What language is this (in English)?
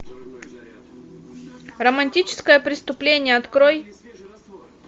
Russian